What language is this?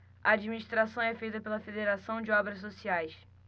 Portuguese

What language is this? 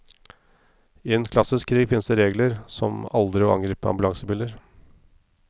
Norwegian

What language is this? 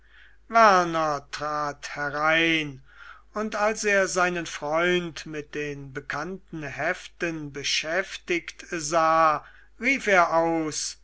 German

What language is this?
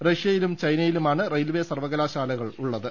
Malayalam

